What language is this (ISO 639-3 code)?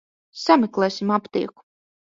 lav